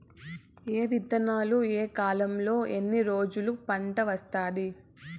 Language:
Telugu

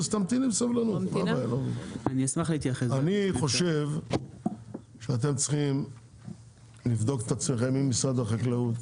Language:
Hebrew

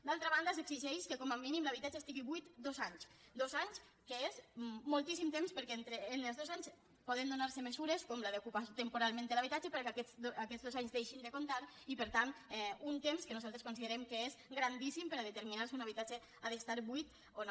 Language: Catalan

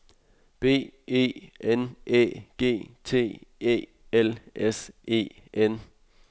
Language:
Danish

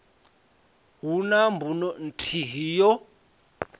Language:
Venda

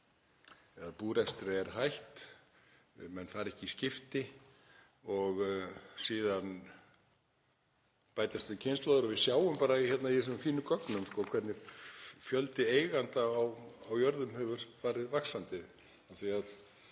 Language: Icelandic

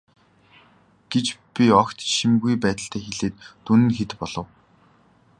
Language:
Mongolian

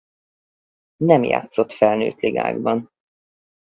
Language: Hungarian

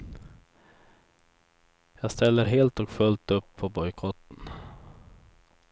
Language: Swedish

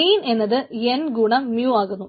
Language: Malayalam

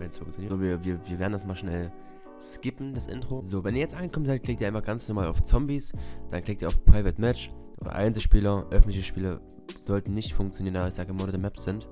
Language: German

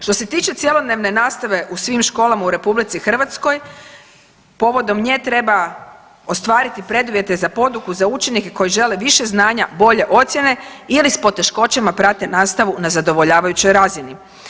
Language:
Croatian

